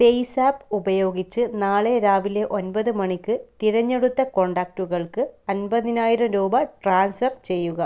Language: Malayalam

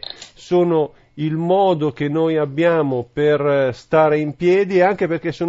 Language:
Italian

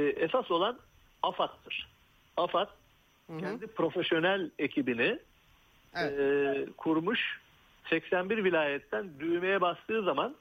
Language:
Turkish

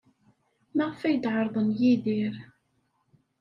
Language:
Kabyle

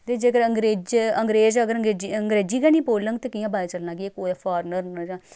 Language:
Dogri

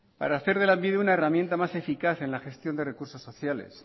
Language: Spanish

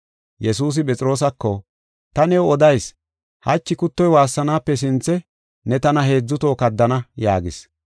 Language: Gofa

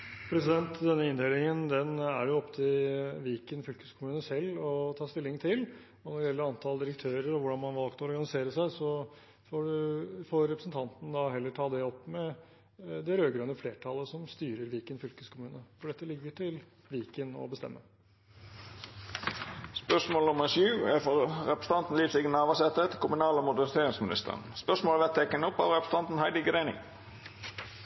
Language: Norwegian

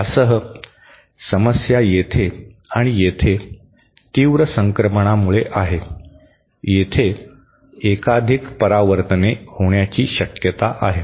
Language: Marathi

